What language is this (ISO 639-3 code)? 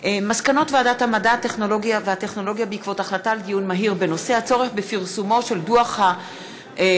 heb